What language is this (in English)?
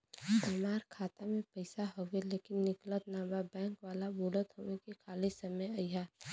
Bhojpuri